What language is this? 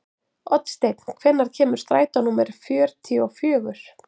Icelandic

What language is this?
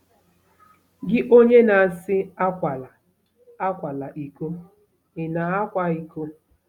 Igbo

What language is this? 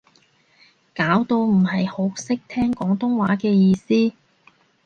Cantonese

